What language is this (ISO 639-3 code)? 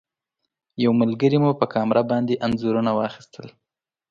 pus